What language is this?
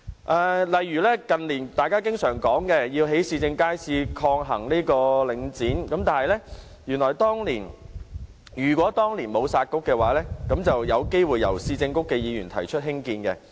Cantonese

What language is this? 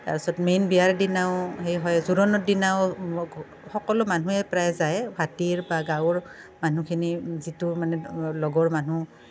Assamese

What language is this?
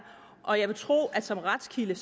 Danish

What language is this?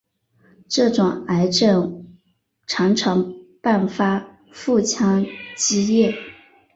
Chinese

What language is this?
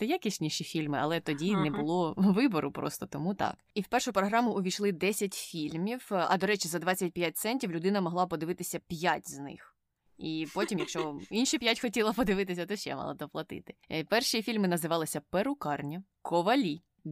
Ukrainian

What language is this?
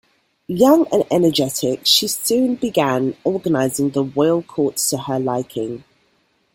English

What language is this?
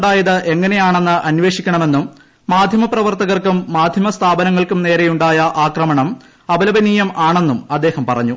Malayalam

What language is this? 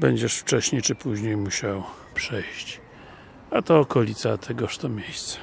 Polish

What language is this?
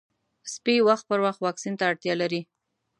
Pashto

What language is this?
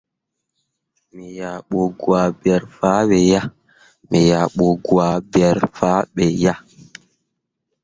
Mundang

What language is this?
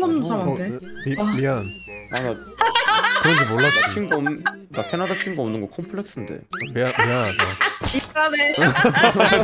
Korean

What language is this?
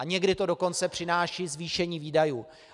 Czech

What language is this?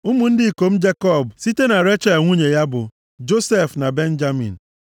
Igbo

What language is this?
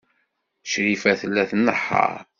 Kabyle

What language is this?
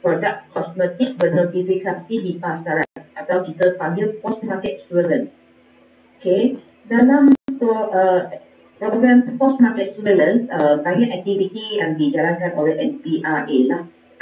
Malay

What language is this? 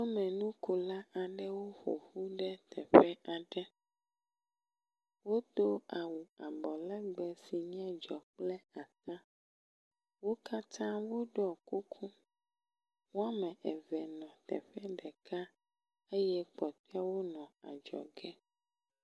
Ewe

